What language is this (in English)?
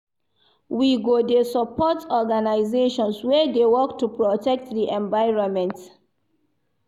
Nigerian Pidgin